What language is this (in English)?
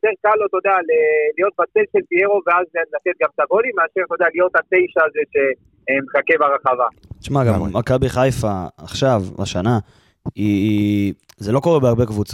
Hebrew